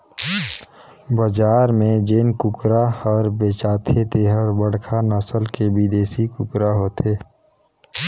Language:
Chhattisgarhi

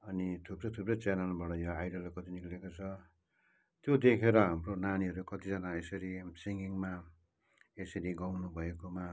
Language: Nepali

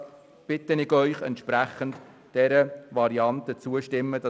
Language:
Swiss German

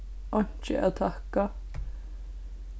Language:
Faroese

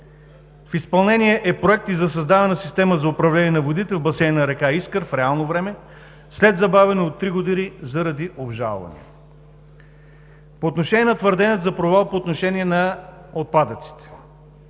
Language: Bulgarian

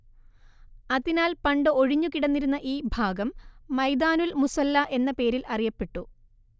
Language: Malayalam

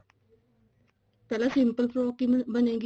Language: Punjabi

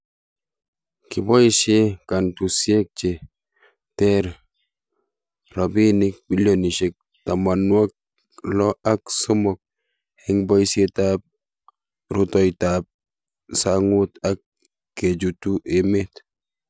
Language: Kalenjin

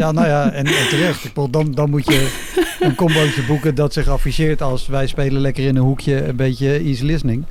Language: Dutch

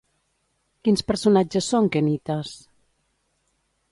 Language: Catalan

